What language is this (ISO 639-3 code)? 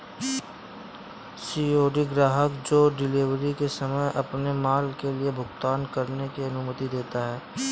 hin